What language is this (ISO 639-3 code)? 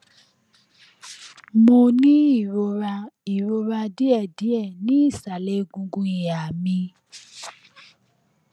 yor